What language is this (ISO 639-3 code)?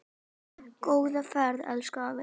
isl